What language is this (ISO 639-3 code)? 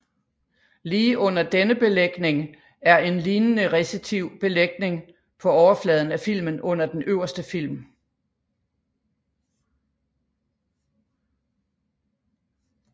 dan